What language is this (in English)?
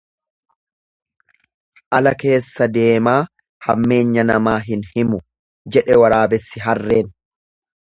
Oromo